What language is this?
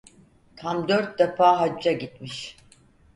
Turkish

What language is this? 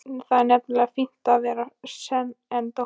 Icelandic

